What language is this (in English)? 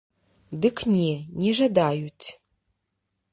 Belarusian